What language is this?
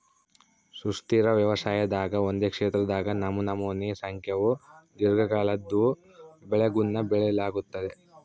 Kannada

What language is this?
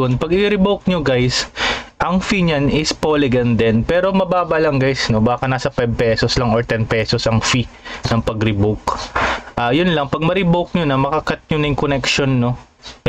Filipino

